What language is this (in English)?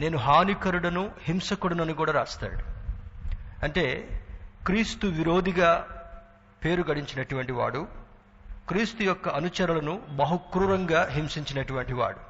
Telugu